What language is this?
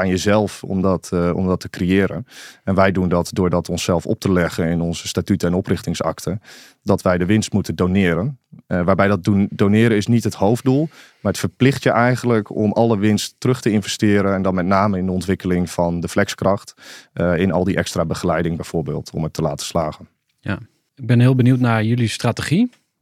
Dutch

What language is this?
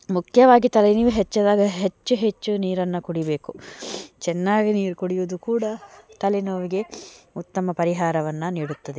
Kannada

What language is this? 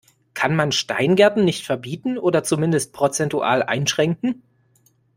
German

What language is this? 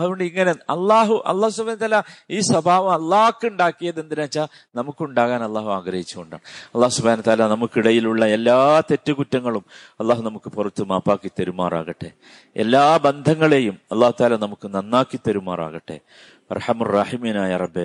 Malayalam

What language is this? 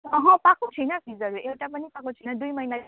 Nepali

